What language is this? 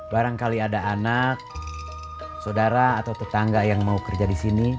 Indonesian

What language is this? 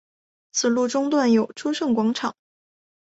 Chinese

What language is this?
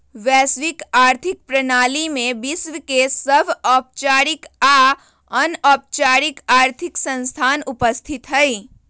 Magahi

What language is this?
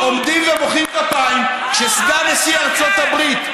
Hebrew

